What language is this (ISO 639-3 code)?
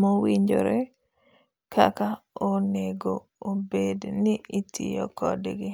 luo